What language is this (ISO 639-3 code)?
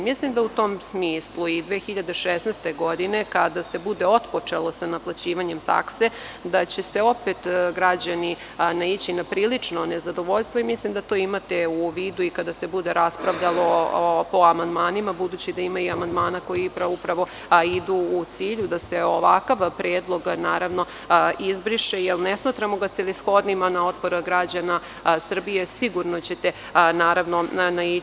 srp